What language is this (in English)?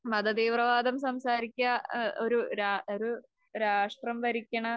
Malayalam